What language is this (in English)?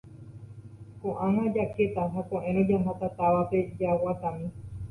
Guarani